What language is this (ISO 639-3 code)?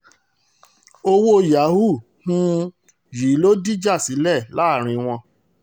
yor